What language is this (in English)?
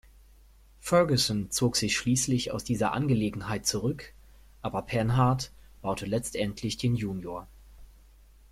German